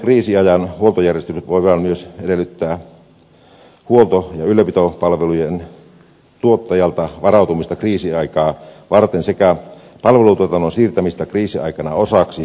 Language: Finnish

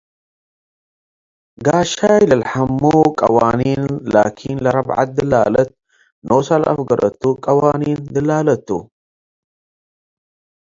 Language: Tigre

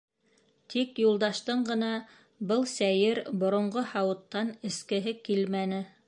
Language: Bashkir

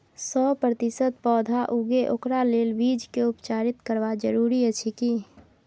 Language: Maithili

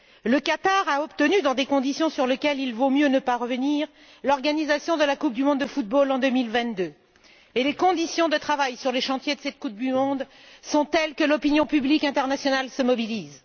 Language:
French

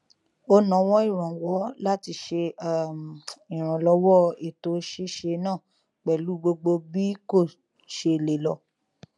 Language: Yoruba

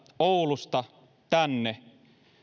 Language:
Finnish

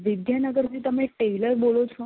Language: Gujarati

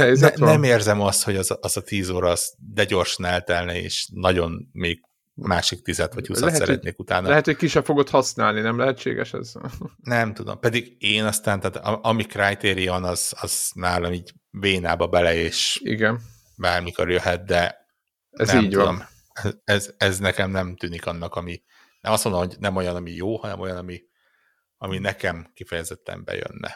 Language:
Hungarian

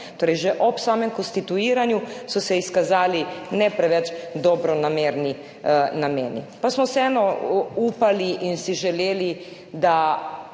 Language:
Slovenian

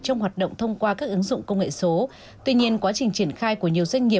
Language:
Vietnamese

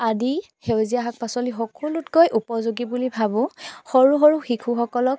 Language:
Assamese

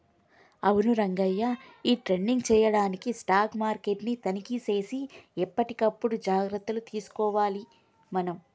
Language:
Telugu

